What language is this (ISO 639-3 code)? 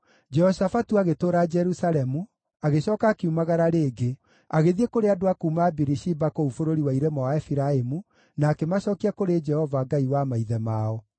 kik